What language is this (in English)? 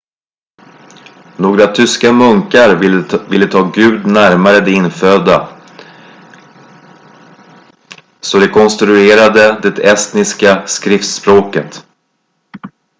Swedish